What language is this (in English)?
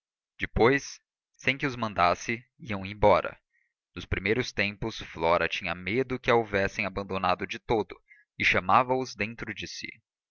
Portuguese